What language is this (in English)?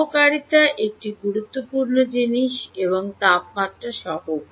Bangla